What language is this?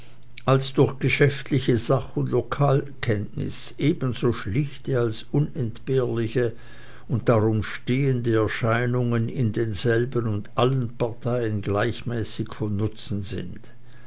German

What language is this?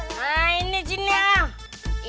Indonesian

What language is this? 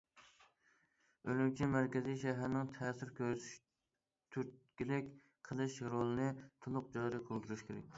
Uyghur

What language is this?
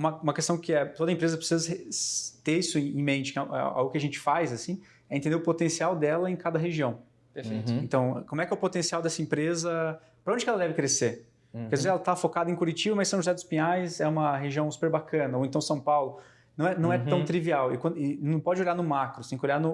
Portuguese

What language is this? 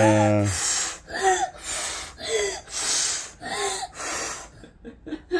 Korean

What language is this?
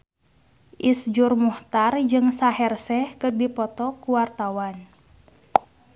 Sundanese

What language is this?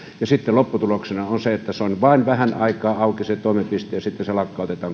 Finnish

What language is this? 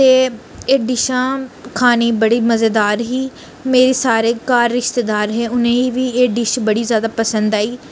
Dogri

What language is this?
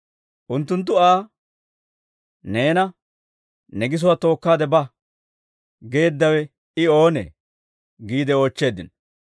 Dawro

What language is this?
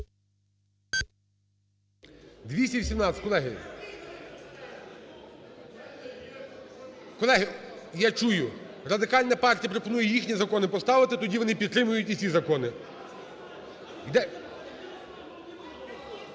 Ukrainian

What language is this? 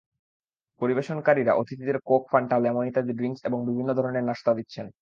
Bangla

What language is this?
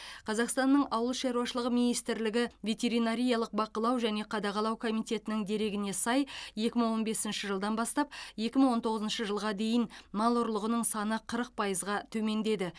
Kazakh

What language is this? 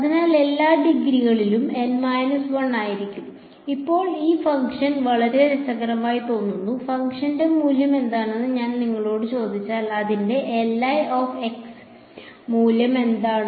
Malayalam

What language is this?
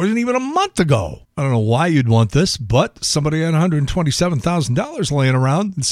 English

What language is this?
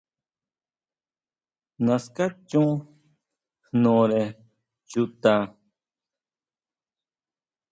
Huautla Mazatec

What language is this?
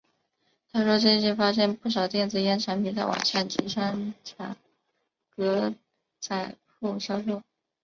Chinese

